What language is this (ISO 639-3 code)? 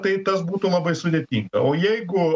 lit